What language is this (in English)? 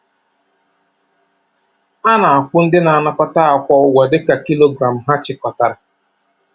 Igbo